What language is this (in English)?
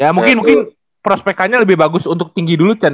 Indonesian